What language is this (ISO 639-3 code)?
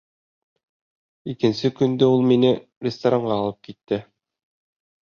bak